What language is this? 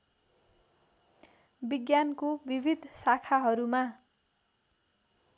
Nepali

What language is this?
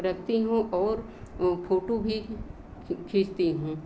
Hindi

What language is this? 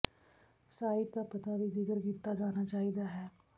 Punjabi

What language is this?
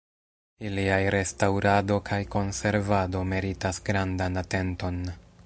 Esperanto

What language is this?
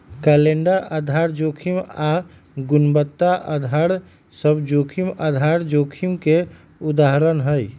Magahi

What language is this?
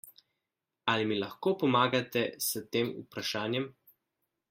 Slovenian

